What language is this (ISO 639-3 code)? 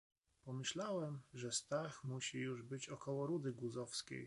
pol